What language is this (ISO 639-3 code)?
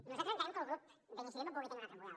cat